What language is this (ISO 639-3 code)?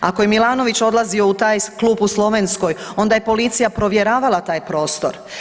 hrv